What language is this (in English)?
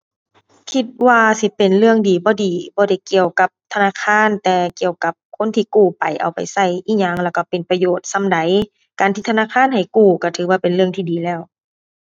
Thai